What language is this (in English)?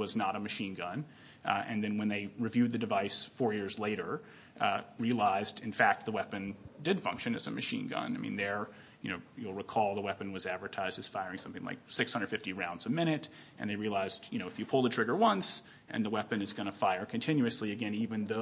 English